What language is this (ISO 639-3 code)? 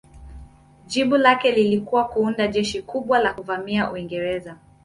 swa